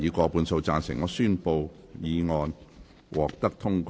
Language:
Cantonese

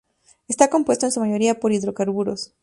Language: Spanish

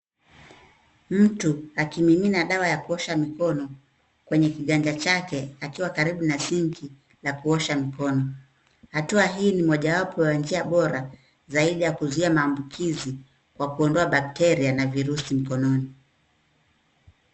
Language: Swahili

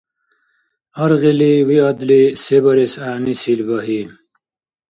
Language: Dargwa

